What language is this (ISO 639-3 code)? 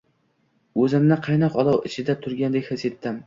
uzb